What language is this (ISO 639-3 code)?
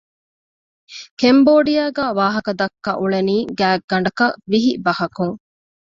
div